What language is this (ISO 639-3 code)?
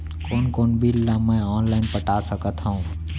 hne